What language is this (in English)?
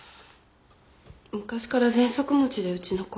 Japanese